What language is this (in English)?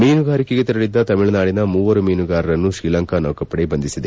Kannada